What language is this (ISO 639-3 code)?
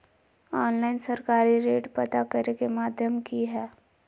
mag